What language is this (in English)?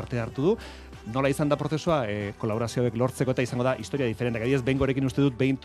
Spanish